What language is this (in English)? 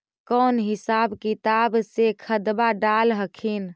Magahi